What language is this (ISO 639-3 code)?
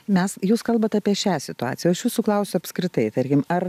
lit